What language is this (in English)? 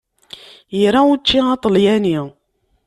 Kabyle